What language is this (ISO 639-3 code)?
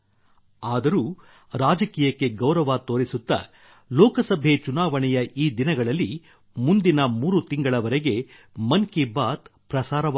kan